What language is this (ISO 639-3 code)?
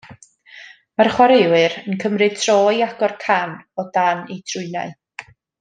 cym